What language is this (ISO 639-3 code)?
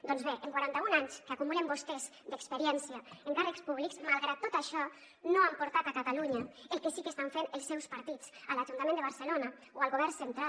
cat